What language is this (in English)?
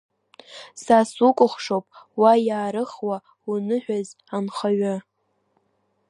Abkhazian